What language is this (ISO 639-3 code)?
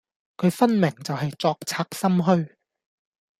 yue